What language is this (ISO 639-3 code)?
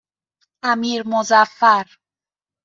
fas